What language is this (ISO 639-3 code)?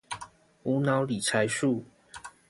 zho